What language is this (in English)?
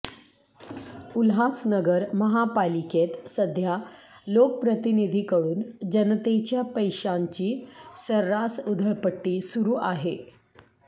Marathi